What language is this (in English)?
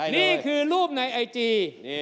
Thai